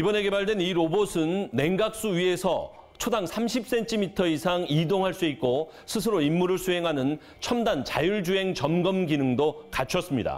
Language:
Korean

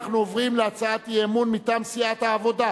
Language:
Hebrew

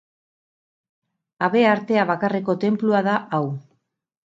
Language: Basque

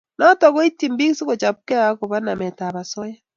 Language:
Kalenjin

